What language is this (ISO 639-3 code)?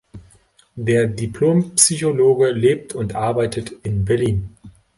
deu